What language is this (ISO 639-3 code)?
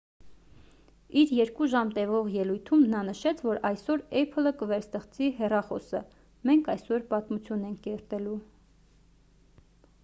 hye